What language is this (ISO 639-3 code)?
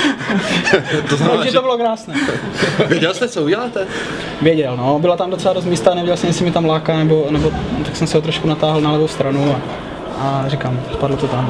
ces